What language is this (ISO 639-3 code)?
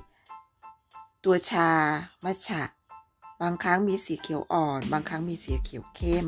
tha